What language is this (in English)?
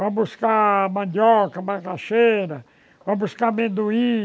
Portuguese